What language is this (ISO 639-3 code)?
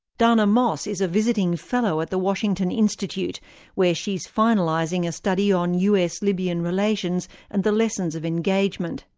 eng